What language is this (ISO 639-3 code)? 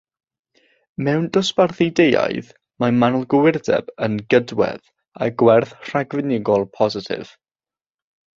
cym